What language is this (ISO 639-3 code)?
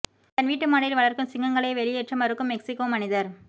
tam